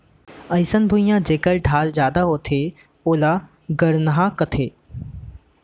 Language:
Chhattisgarhi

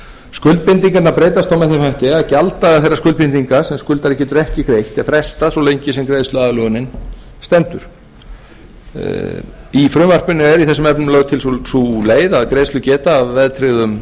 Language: Icelandic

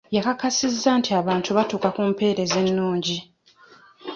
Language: Ganda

